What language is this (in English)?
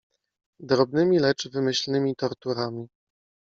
Polish